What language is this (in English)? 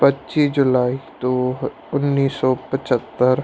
Punjabi